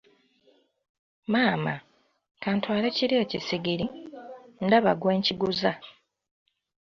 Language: Ganda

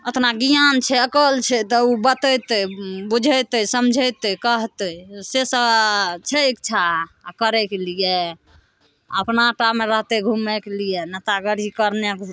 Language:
Maithili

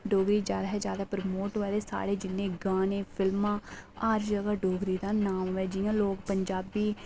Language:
Dogri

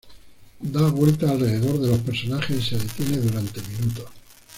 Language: Spanish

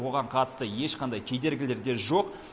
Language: Kazakh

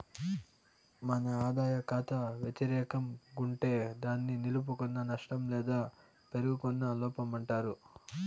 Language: Telugu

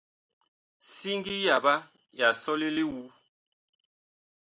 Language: Bakoko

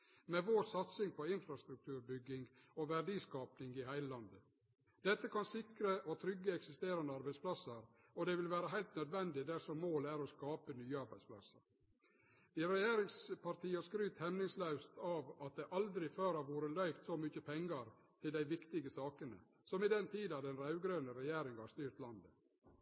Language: Norwegian Nynorsk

